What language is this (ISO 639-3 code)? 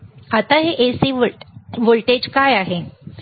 mar